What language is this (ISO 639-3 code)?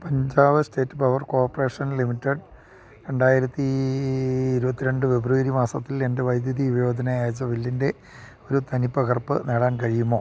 mal